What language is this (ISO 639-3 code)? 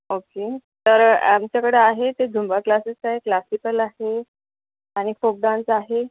mar